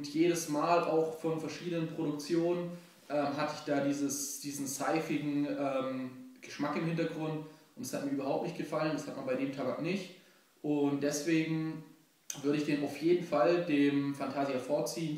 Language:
German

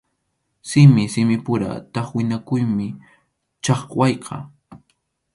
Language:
Arequipa-La Unión Quechua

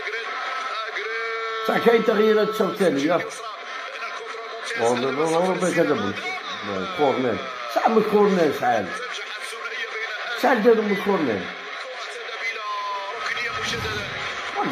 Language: Arabic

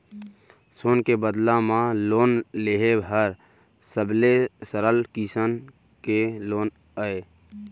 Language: Chhattisgarhi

